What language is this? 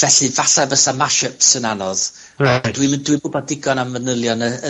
Welsh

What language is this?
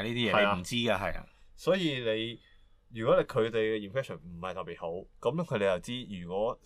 Chinese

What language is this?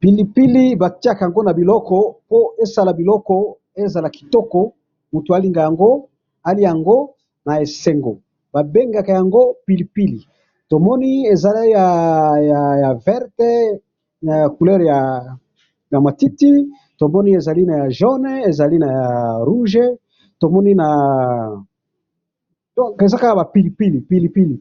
Lingala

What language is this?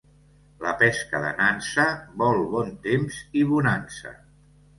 Catalan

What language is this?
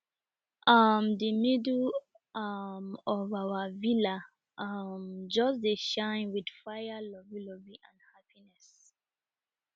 Nigerian Pidgin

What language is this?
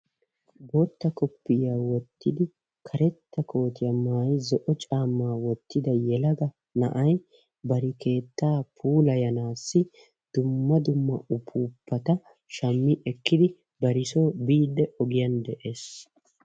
Wolaytta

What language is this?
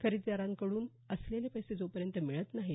Marathi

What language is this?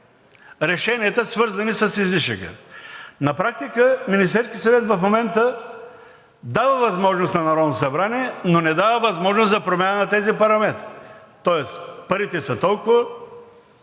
Bulgarian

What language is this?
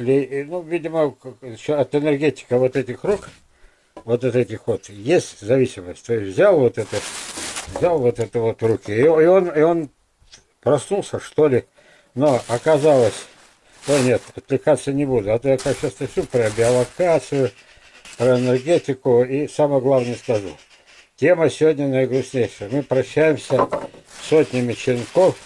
Russian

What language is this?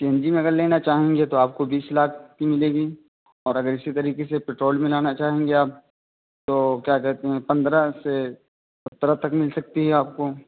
Urdu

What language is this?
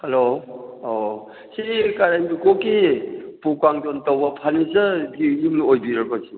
Manipuri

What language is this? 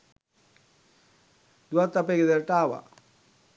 Sinhala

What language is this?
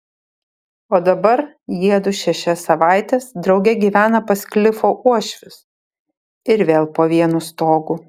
Lithuanian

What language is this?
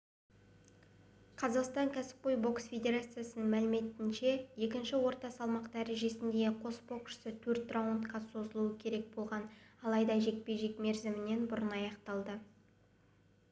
Kazakh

